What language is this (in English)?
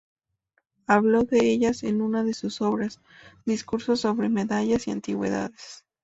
Spanish